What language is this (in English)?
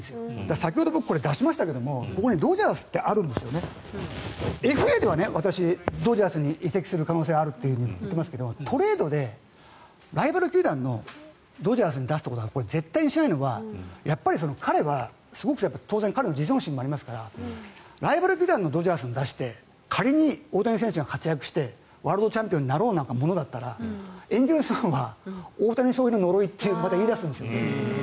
Japanese